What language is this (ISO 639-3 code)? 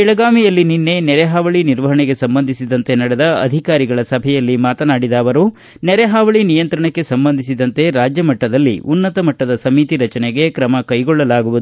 kan